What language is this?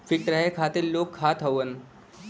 Bhojpuri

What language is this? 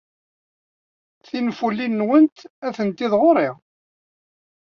Kabyle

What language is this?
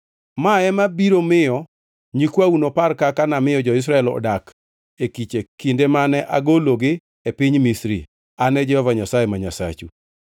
Luo (Kenya and Tanzania)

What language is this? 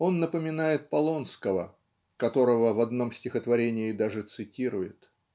Russian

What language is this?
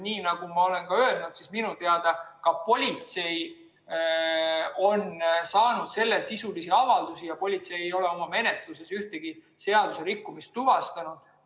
Estonian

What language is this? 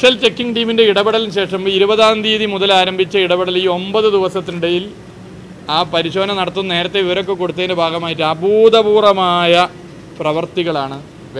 Turkish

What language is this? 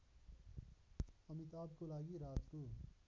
Nepali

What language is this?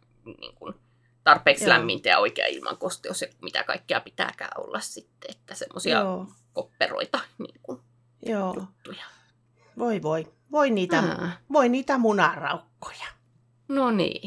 Finnish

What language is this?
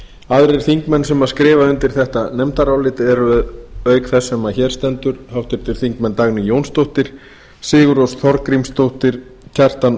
Icelandic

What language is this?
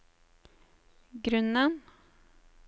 Norwegian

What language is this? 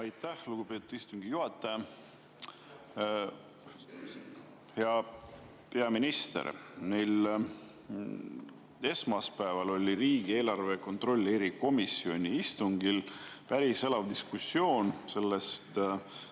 Estonian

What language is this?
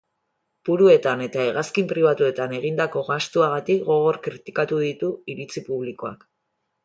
Basque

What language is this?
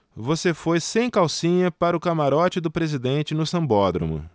Portuguese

